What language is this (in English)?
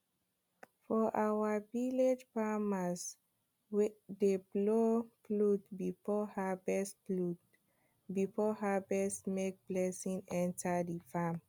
Nigerian Pidgin